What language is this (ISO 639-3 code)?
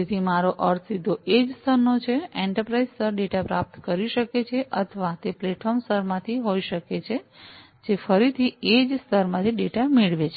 guj